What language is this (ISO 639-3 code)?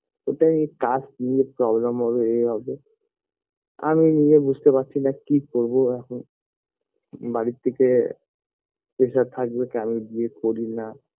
ben